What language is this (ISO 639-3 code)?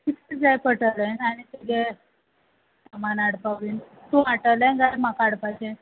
kok